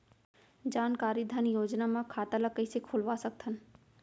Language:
Chhattisgarhi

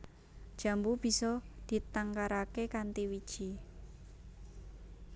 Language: Javanese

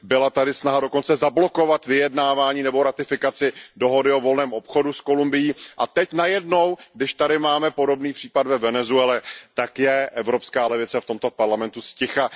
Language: Czech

